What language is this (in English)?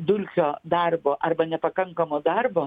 Lithuanian